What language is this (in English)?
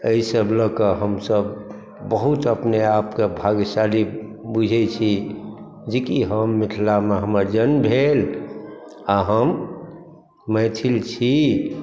Maithili